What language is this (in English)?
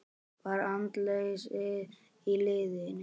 Icelandic